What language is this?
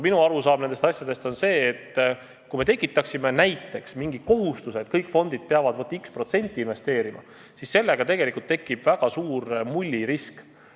Estonian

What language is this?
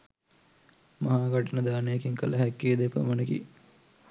Sinhala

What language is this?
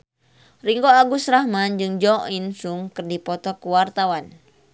Sundanese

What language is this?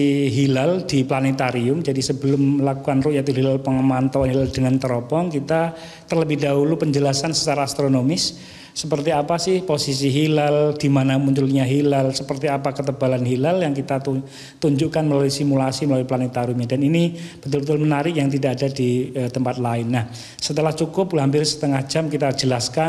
Indonesian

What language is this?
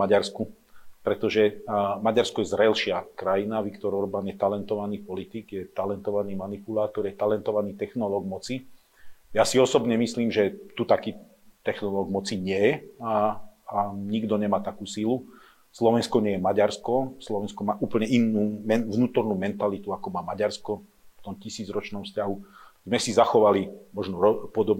Slovak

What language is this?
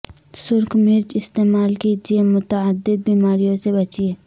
Urdu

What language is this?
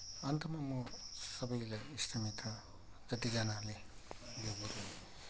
Nepali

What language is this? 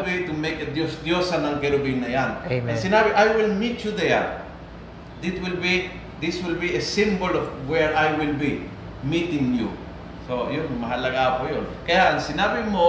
Filipino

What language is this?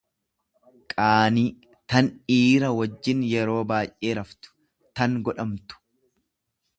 Oromo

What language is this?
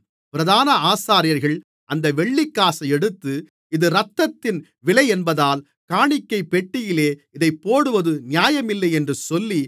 Tamil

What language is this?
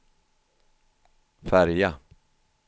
Swedish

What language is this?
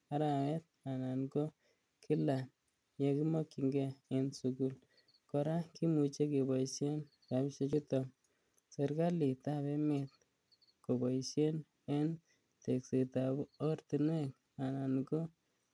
Kalenjin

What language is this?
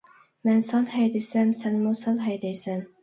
Uyghur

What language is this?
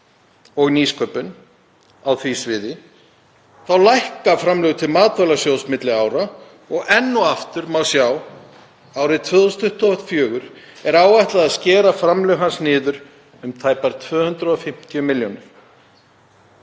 Icelandic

